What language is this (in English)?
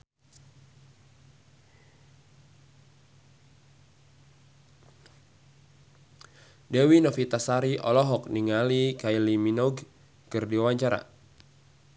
Sundanese